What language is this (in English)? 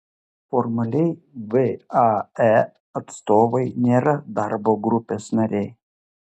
Lithuanian